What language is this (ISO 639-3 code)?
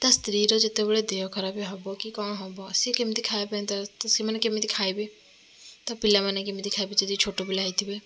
ori